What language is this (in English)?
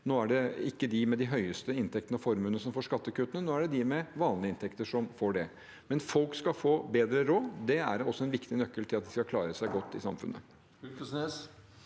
Norwegian